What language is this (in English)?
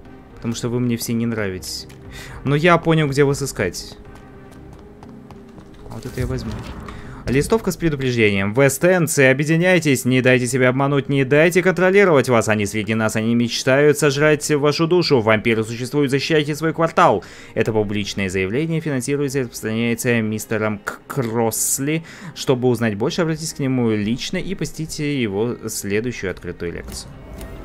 Russian